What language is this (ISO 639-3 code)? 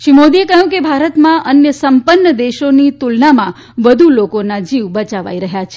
guj